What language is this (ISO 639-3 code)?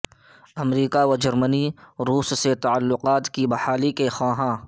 urd